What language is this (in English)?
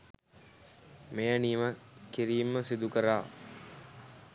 Sinhala